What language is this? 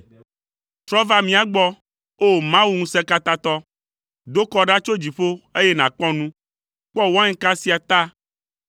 Ewe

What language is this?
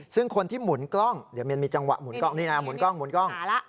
Thai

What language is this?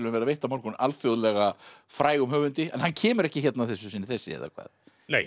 Icelandic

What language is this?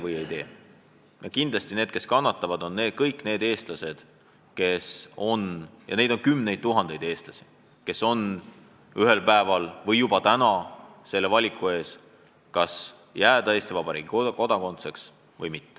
Estonian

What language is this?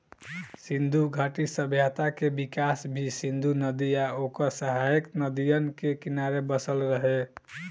Bhojpuri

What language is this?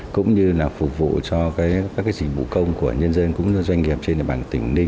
Vietnamese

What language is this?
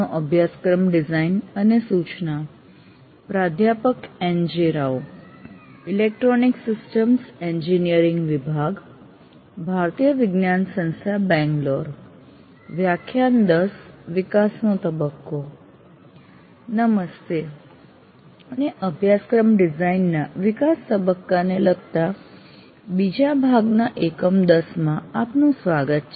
Gujarati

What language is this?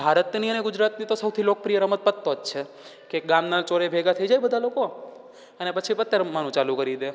Gujarati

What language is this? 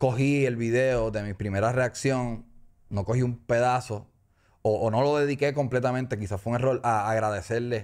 Spanish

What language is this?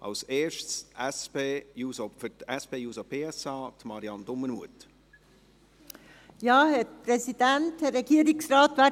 Swiss German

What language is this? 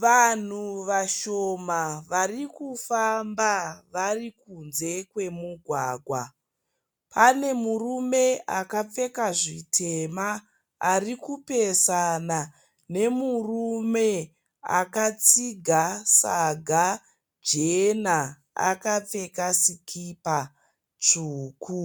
Shona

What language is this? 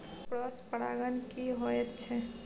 Maithili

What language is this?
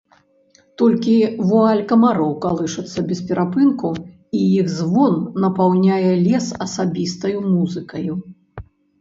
Belarusian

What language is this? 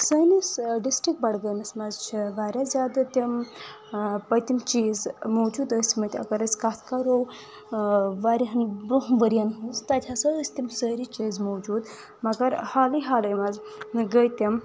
Kashmiri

